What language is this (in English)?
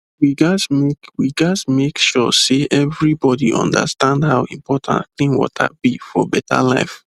Nigerian Pidgin